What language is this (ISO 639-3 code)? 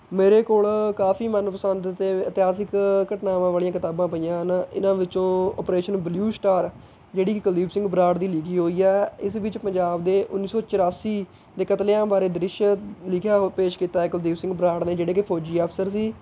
pan